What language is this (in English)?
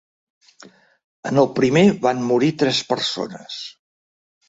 Catalan